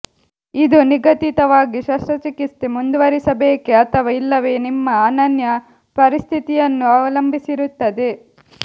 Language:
Kannada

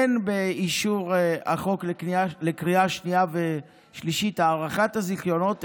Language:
Hebrew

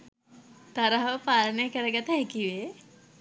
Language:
Sinhala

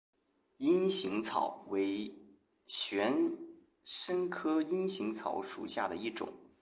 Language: Chinese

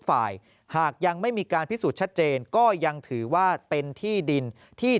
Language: Thai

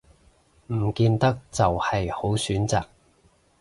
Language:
Cantonese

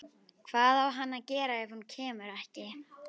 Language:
Icelandic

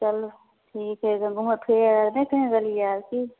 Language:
Maithili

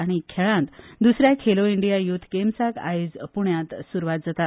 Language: Konkani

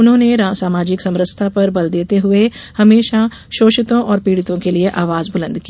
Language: Hindi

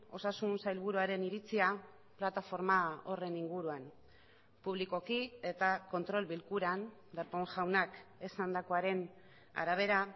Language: Basque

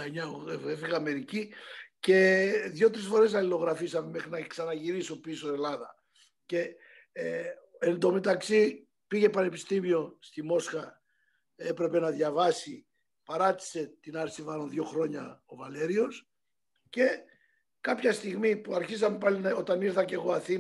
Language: Greek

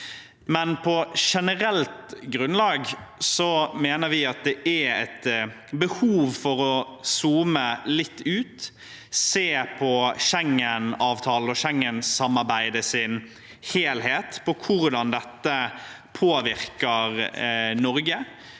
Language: Norwegian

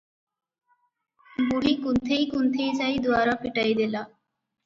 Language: Odia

